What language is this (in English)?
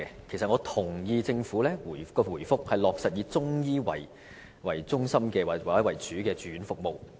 Cantonese